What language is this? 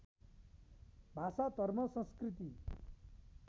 Nepali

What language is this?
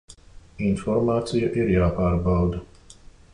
Latvian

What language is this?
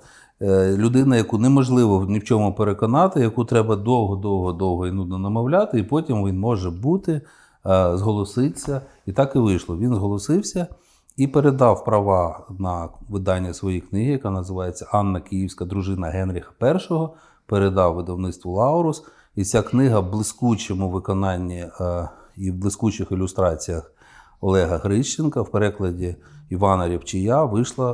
Ukrainian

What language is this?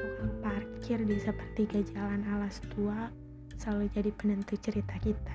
Indonesian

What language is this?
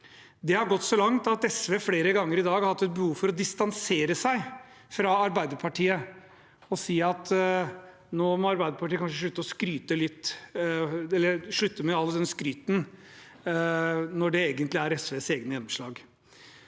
Norwegian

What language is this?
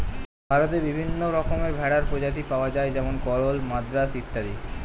Bangla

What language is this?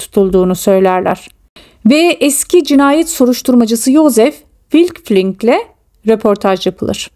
Turkish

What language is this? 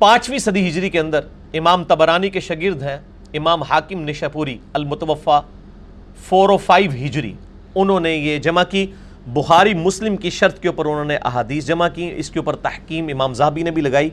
Urdu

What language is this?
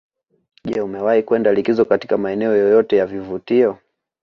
Swahili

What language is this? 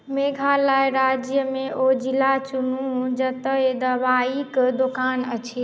Maithili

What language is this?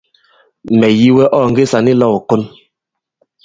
Bankon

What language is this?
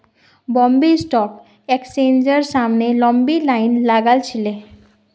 Magahi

